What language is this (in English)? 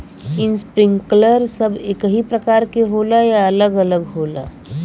Bhojpuri